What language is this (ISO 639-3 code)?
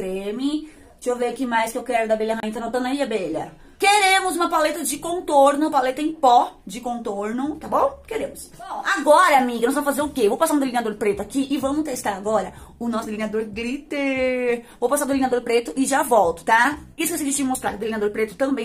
por